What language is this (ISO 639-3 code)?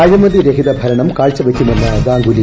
mal